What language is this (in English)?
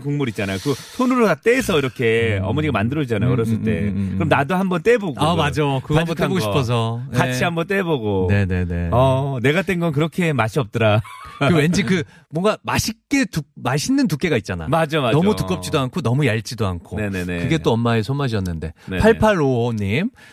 Korean